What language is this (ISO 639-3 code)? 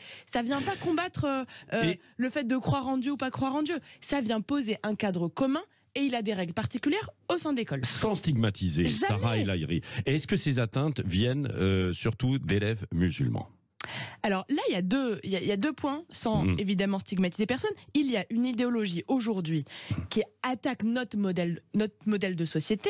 fra